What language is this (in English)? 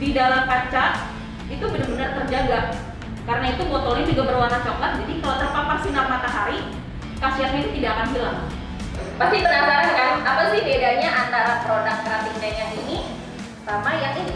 Indonesian